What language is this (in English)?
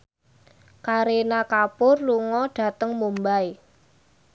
Javanese